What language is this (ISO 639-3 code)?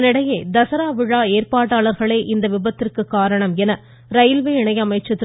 tam